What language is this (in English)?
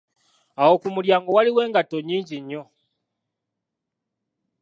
Ganda